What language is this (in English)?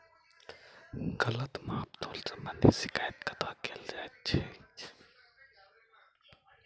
Maithili